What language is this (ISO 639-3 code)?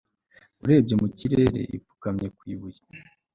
kin